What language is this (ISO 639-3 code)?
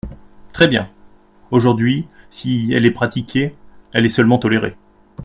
fra